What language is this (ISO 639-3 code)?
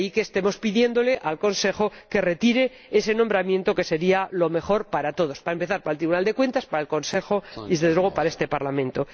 spa